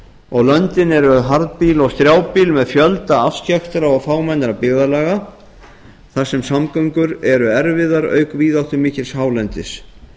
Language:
Icelandic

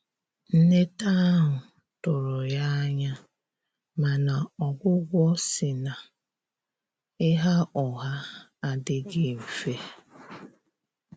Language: Igbo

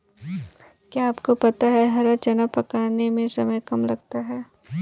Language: Hindi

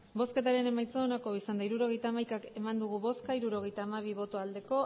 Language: Basque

